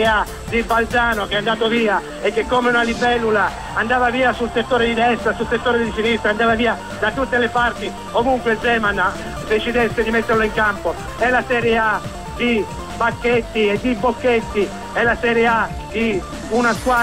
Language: Italian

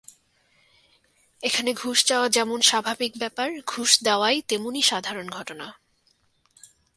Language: Bangla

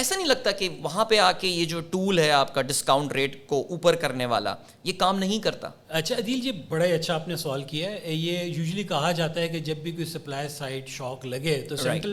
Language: Urdu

